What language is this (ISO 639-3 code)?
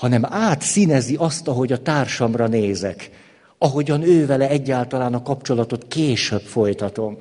hun